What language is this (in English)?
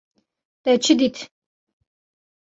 Kurdish